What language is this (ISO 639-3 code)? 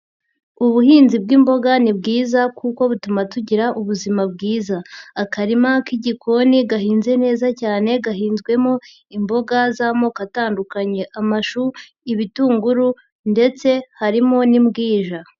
kin